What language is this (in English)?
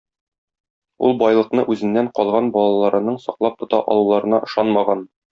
Tatar